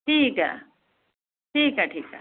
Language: Dogri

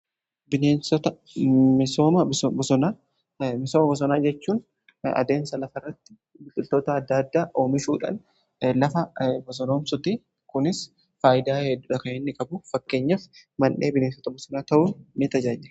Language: Oromo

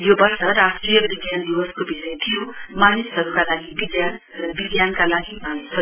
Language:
Nepali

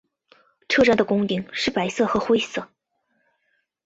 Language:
Chinese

